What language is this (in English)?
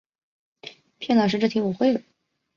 Chinese